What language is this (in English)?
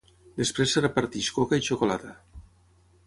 Catalan